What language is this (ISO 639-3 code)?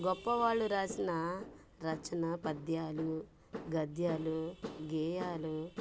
tel